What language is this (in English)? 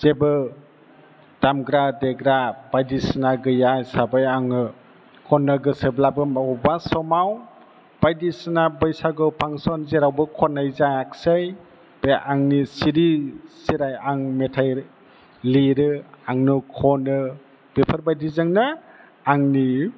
Bodo